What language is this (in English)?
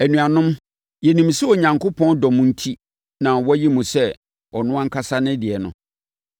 Akan